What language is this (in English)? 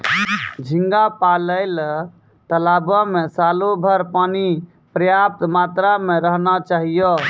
Maithili